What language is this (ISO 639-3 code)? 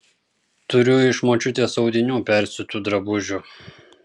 lit